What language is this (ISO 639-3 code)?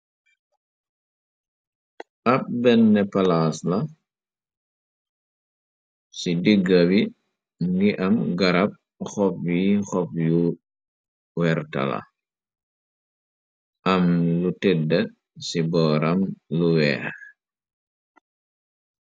wol